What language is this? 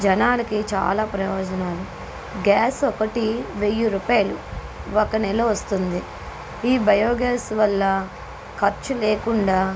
Telugu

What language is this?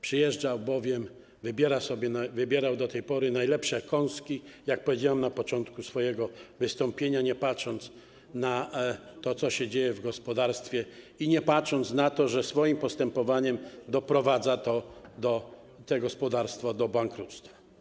Polish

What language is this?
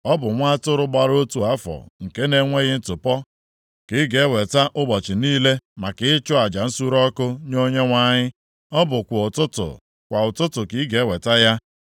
Igbo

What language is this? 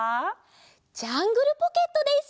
Japanese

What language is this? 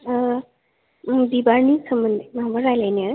Bodo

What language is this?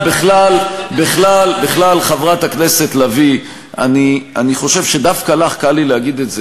Hebrew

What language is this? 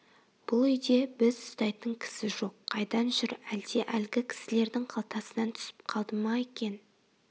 Kazakh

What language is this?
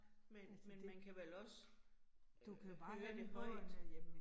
Danish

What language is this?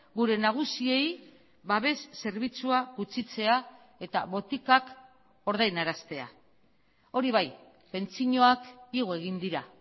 Basque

